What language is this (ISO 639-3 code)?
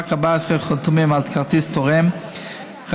heb